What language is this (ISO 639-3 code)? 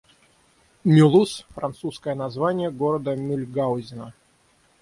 rus